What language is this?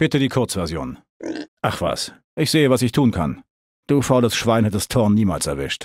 German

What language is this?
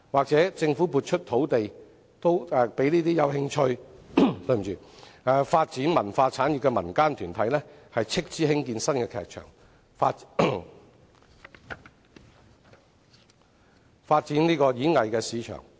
Cantonese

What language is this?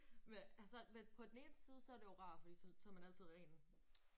Danish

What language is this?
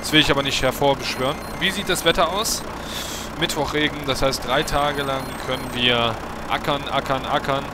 German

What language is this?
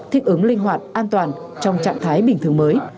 Vietnamese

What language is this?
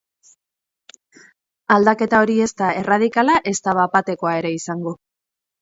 Basque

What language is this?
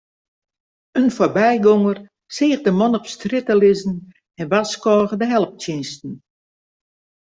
Western Frisian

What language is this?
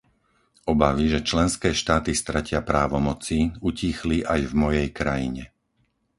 Slovak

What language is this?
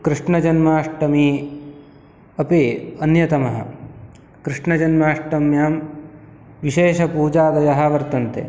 Sanskrit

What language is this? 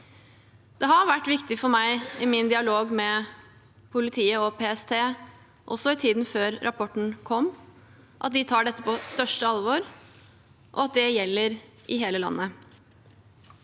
Norwegian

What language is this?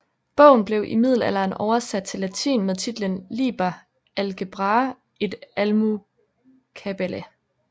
Danish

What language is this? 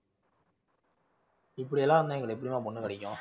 Tamil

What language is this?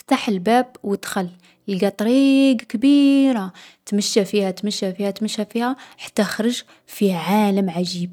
Algerian Arabic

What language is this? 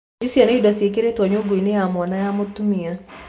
Kikuyu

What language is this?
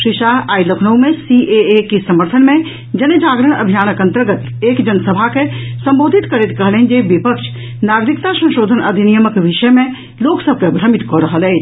Maithili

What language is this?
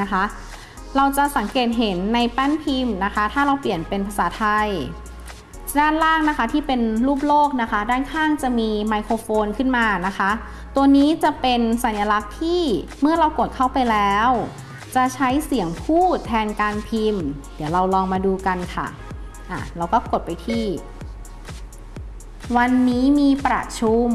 Thai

